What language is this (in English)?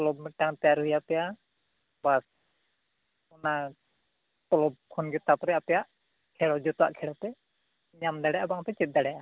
Santali